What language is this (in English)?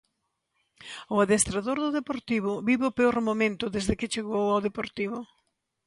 Galician